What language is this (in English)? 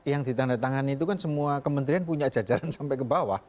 Indonesian